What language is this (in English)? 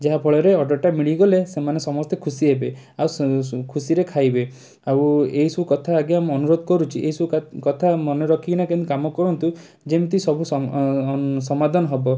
Odia